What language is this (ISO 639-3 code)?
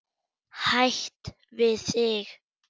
isl